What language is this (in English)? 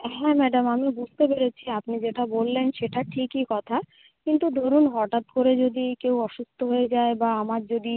Bangla